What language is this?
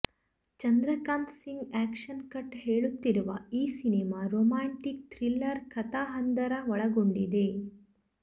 Kannada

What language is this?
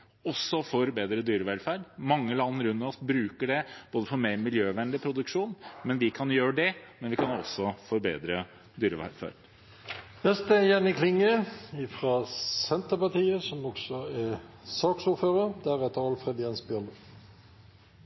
Norwegian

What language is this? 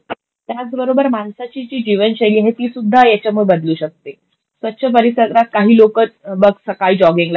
Marathi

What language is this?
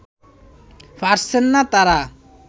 Bangla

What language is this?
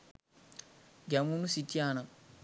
Sinhala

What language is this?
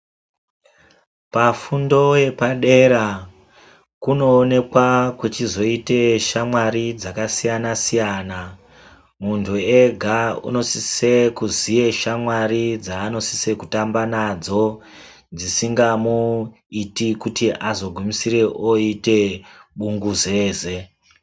Ndau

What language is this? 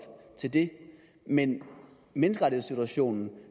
Danish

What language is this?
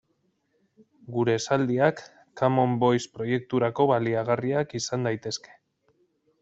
Basque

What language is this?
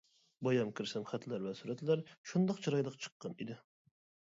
Uyghur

